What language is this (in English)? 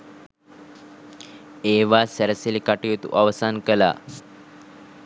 Sinhala